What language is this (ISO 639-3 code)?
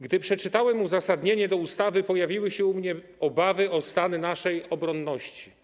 pol